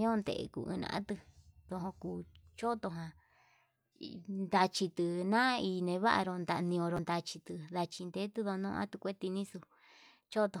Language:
Yutanduchi Mixtec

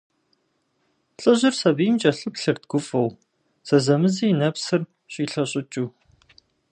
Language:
Kabardian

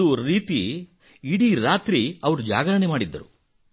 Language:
Kannada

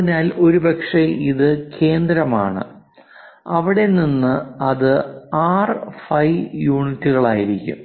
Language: Malayalam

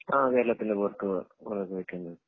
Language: Malayalam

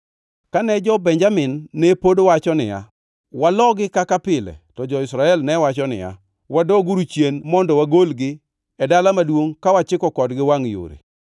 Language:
Luo (Kenya and Tanzania)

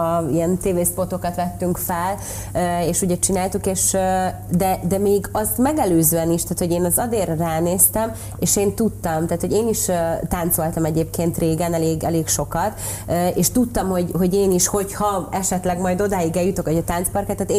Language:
Hungarian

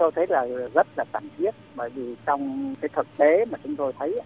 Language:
Vietnamese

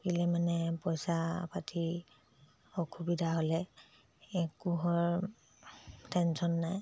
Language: Assamese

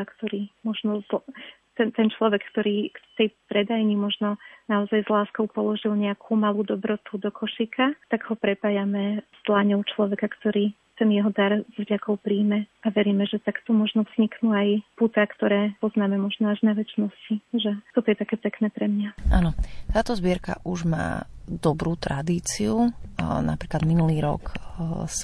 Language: Slovak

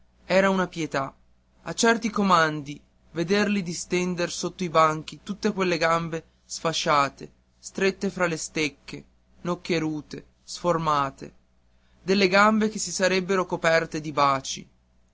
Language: Italian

